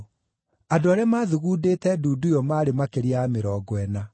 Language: Kikuyu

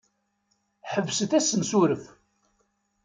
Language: Kabyle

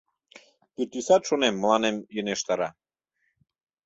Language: Mari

